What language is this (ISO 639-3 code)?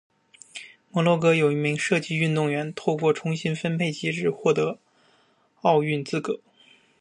zho